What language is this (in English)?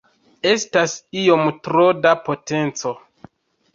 Esperanto